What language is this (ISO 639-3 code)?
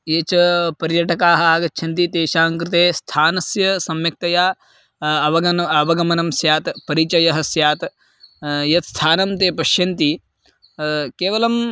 san